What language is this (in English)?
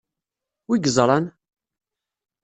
Kabyle